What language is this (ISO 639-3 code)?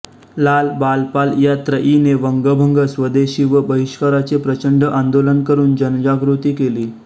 mar